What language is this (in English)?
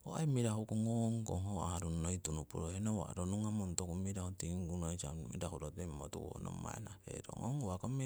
Siwai